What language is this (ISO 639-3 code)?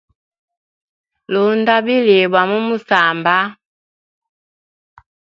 hem